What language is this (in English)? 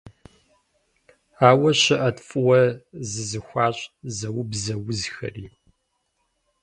Kabardian